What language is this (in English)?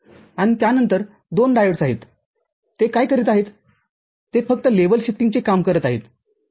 Marathi